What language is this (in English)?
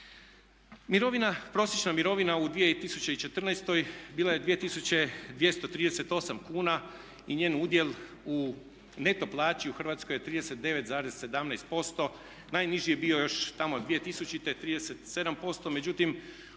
Croatian